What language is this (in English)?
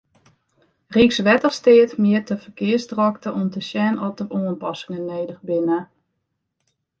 Western Frisian